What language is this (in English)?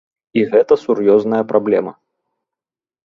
Belarusian